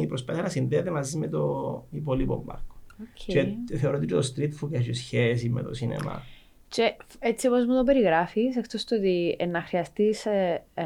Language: Greek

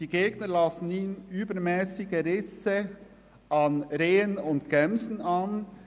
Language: Swiss German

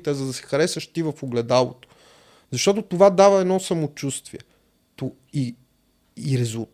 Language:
Bulgarian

